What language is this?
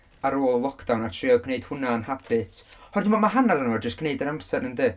Welsh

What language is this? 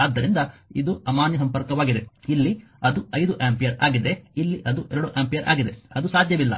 Kannada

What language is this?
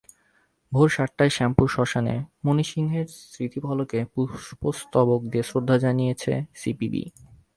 Bangla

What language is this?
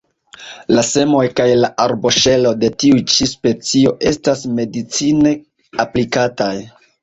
Esperanto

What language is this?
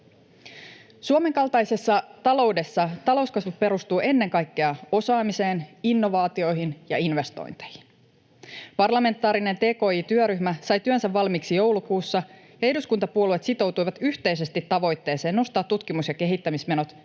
Finnish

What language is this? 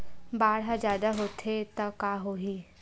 Chhattisgarhi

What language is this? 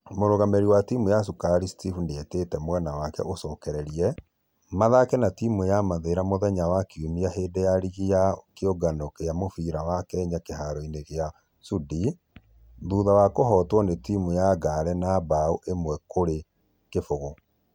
Kikuyu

